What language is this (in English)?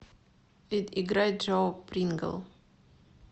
Russian